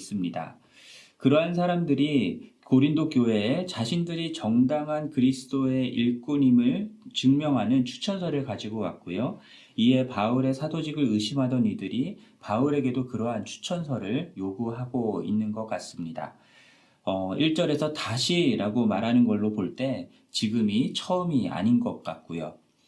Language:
Korean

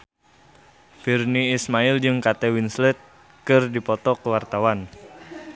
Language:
Sundanese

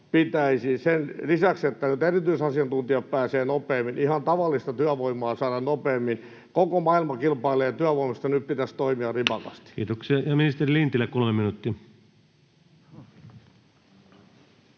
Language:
Finnish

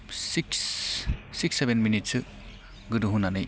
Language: Bodo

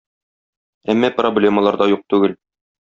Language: Tatar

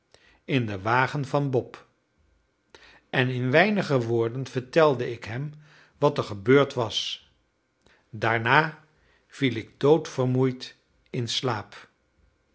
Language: Dutch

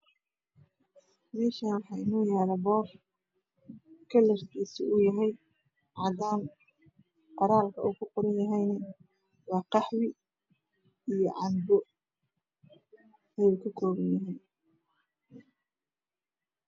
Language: Somali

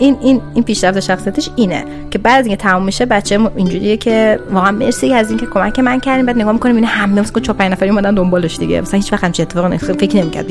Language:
Persian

